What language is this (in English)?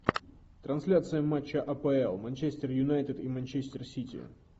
Russian